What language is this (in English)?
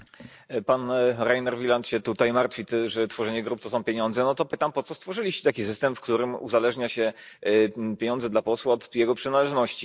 Polish